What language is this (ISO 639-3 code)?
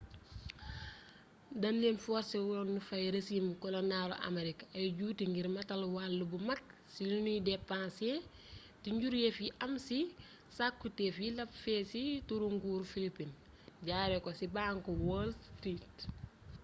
wol